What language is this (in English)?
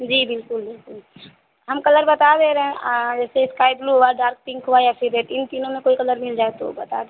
Hindi